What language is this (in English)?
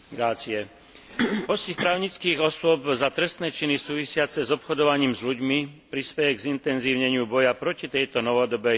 Slovak